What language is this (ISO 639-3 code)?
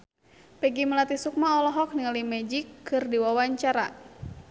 sun